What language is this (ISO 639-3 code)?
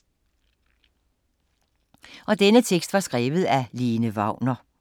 dan